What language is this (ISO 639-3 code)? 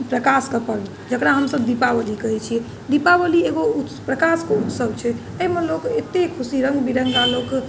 mai